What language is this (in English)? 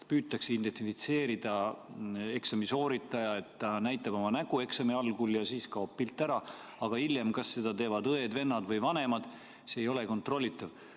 Estonian